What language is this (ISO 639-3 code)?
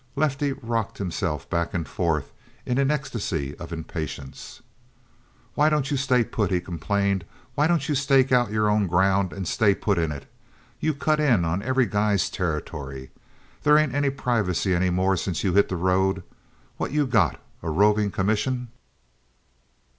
eng